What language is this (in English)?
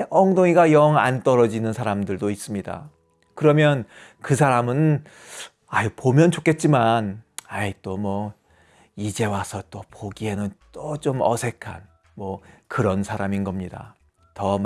Korean